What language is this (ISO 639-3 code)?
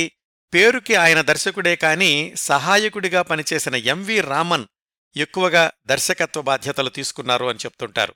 tel